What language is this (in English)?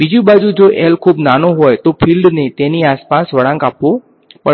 Gujarati